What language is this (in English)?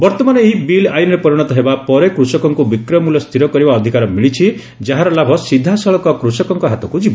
Odia